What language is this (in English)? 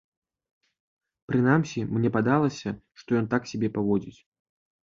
Belarusian